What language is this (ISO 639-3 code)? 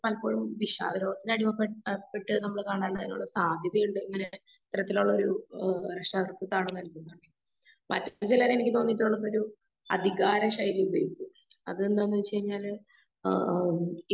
mal